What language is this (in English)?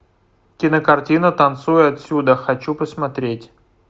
Russian